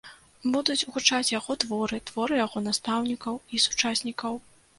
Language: Belarusian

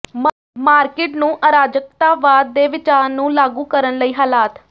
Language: Punjabi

